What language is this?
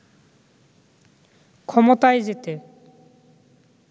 Bangla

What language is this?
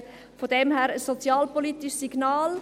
Swiss German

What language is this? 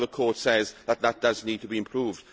English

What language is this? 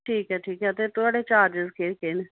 Dogri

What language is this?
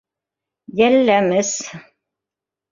Bashkir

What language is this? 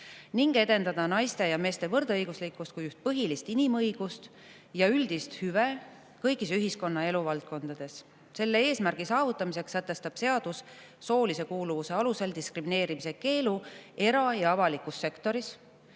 Estonian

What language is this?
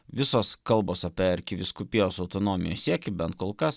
Lithuanian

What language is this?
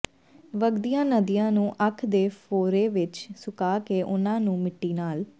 Punjabi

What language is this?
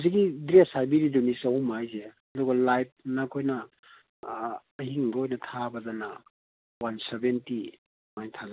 Manipuri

